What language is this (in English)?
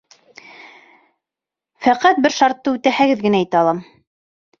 Bashkir